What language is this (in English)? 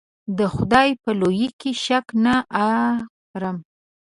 Pashto